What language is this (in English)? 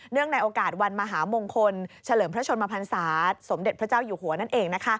Thai